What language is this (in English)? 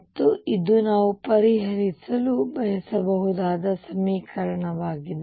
Kannada